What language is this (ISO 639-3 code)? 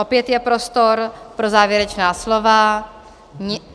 ces